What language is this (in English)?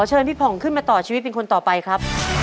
Thai